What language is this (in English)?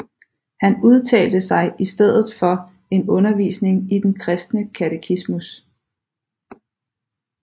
Danish